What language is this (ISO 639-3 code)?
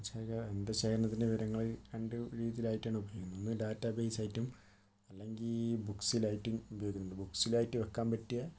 mal